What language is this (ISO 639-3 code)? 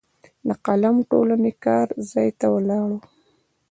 pus